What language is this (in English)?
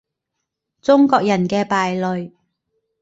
Cantonese